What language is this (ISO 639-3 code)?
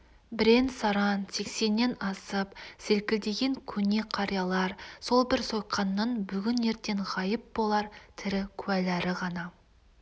kaz